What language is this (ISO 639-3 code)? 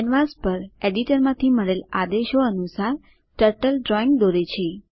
guj